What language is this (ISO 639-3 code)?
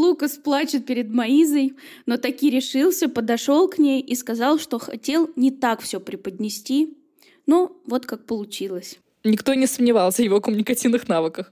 rus